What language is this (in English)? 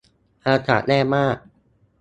Thai